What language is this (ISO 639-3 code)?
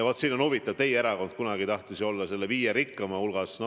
est